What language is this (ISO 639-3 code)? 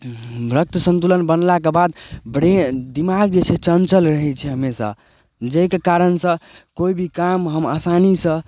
mai